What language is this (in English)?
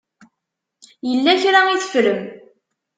Kabyle